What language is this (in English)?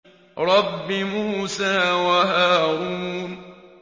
Arabic